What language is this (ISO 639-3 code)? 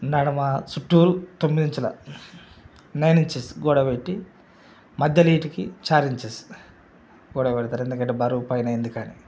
tel